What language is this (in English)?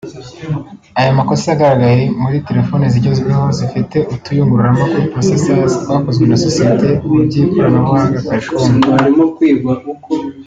Kinyarwanda